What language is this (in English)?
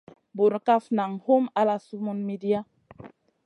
Masana